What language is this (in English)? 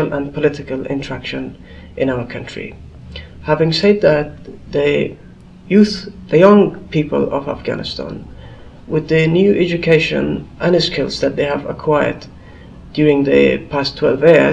English